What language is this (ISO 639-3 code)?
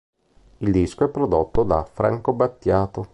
ita